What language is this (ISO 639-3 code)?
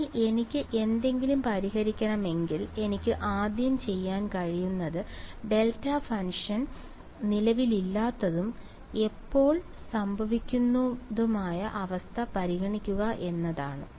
mal